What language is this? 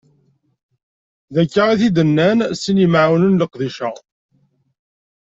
Kabyle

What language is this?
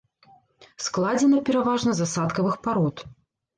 Belarusian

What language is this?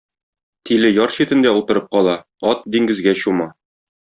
Tatar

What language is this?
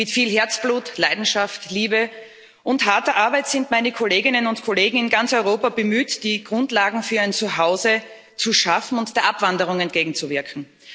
German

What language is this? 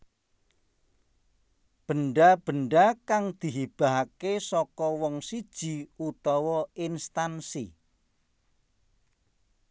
Javanese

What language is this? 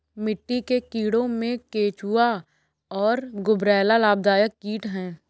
Hindi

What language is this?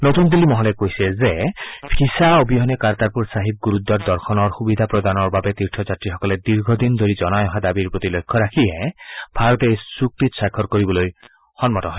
Assamese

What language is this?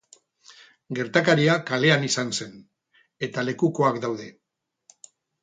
Basque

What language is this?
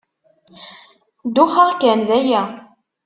Kabyle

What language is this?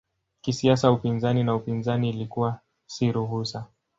Swahili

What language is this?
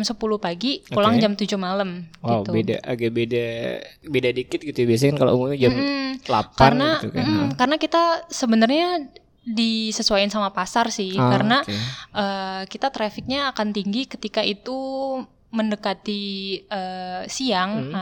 Indonesian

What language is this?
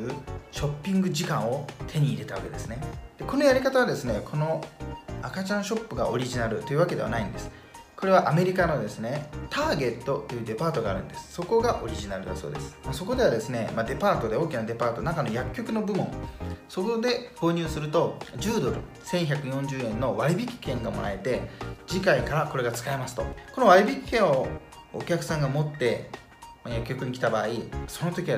Japanese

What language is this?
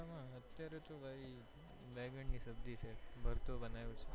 Gujarati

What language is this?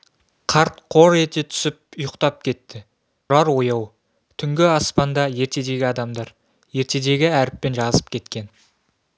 Kazakh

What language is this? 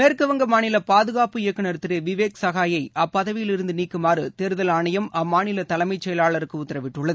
Tamil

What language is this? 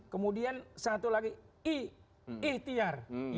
Indonesian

